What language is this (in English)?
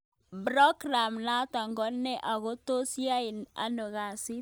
Kalenjin